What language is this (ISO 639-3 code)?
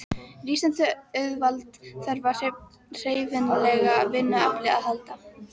isl